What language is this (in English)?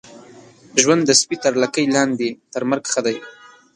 Pashto